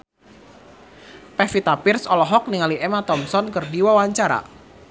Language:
Sundanese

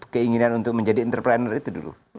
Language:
Indonesian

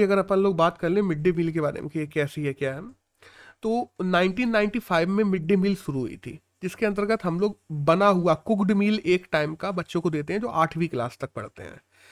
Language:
Hindi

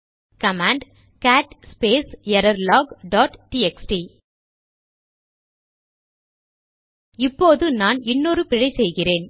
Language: Tamil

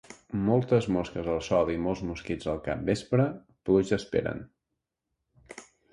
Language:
Catalan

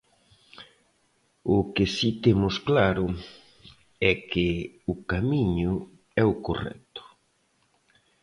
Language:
Galician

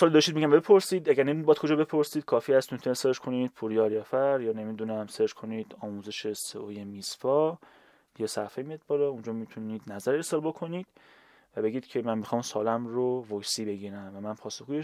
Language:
Persian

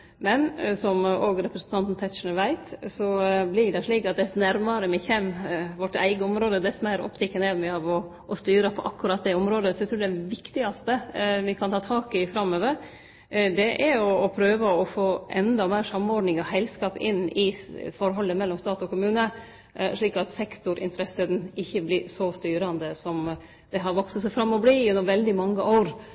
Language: Norwegian Nynorsk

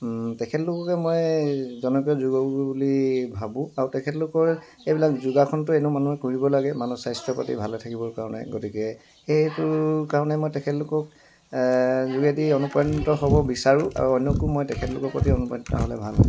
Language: Assamese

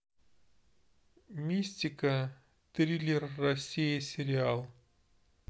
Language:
Russian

